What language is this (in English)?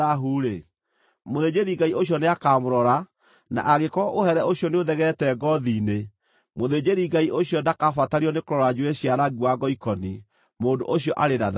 Kikuyu